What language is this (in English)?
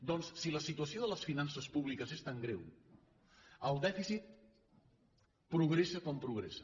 Catalan